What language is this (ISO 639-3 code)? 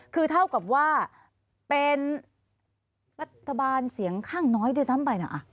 tha